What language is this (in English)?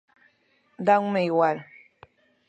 Galician